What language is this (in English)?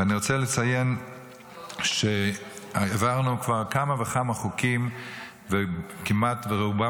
Hebrew